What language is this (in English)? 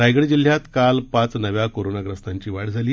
Marathi